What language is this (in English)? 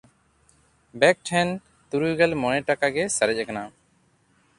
Santali